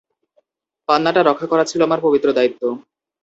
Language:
Bangla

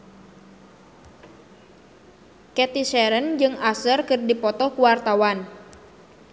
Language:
Sundanese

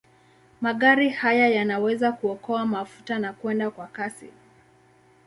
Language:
Swahili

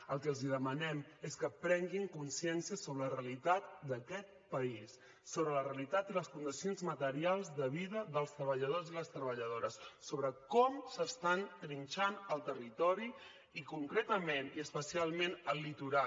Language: Catalan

